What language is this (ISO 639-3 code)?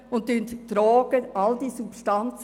gsw